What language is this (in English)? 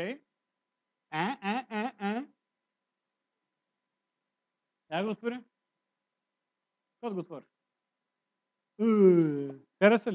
Portuguese